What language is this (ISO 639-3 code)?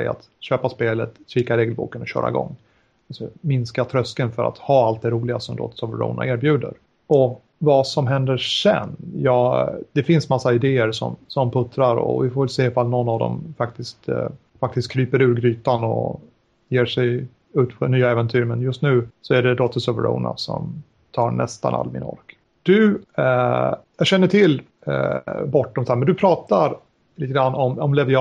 swe